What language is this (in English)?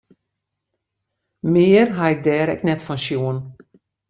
Western Frisian